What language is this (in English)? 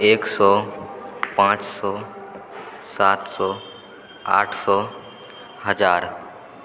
Maithili